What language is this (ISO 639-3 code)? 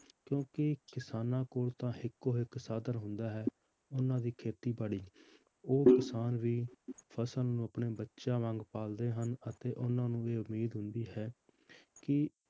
pan